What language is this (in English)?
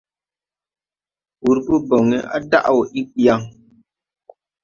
Tupuri